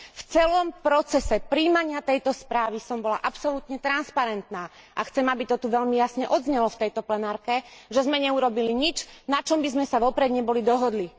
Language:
Slovak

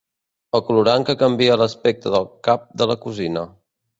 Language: Catalan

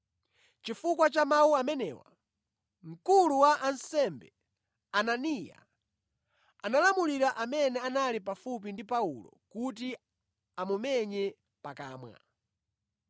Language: Nyanja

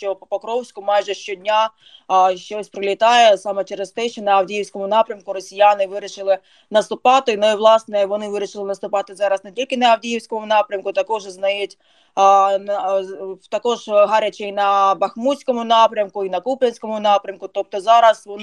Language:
Ukrainian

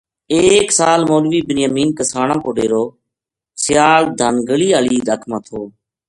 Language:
Gujari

